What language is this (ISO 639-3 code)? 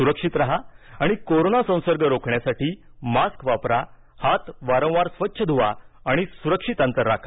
mar